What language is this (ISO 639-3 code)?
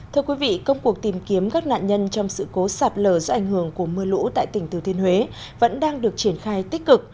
vie